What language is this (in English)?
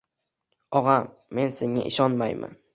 Uzbek